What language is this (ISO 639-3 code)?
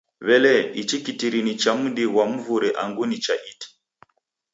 dav